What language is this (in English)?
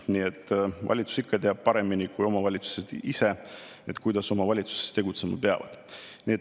Estonian